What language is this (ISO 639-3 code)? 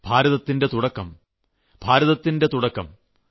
mal